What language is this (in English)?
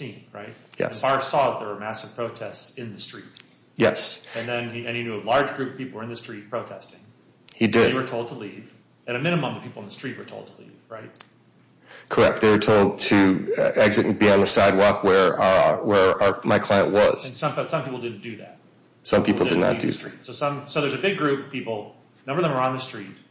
English